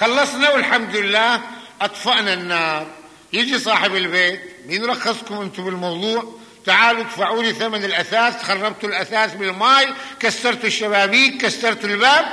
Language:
Arabic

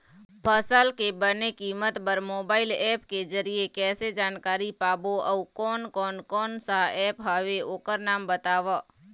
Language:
Chhattisgarhi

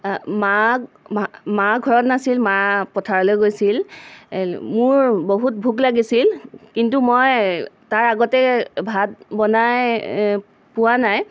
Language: Assamese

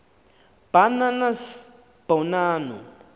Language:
Xhosa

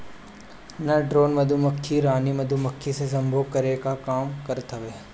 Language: Bhojpuri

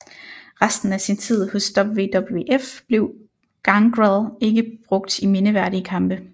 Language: Danish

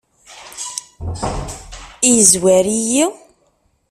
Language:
Kabyle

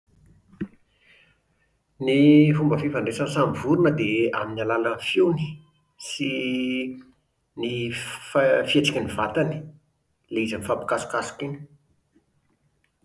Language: Malagasy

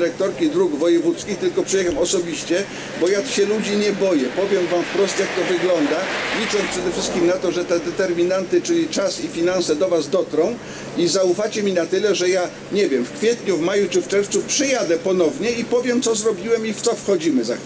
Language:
Polish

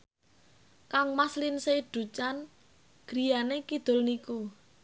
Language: Javanese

